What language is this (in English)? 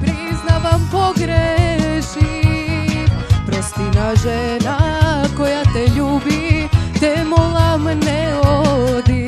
Romanian